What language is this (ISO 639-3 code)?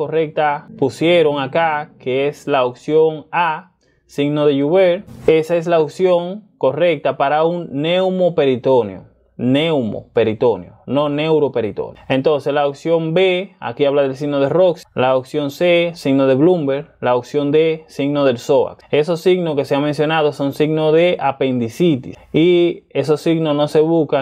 spa